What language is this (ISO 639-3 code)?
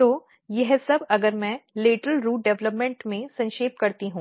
hin